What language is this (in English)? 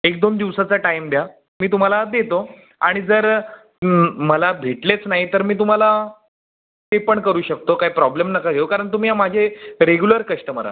Marathi